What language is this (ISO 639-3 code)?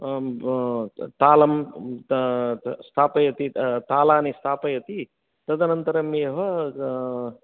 san